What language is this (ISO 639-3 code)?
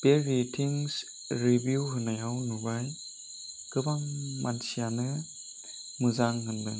brx